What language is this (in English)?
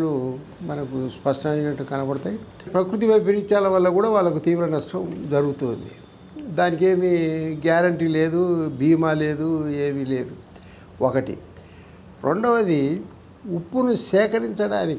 Telugu